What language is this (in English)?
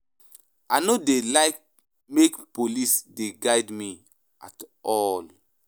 Nigerian Pidgin